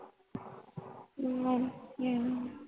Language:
Punjabi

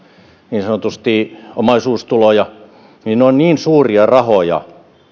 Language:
Finnish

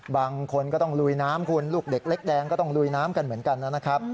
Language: Thai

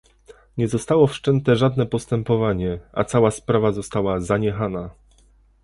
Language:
Polish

